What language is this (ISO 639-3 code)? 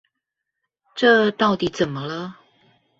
zho